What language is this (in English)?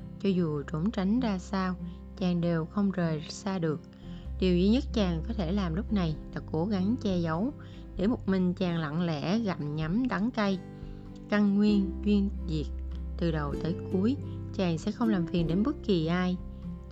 Vietnamese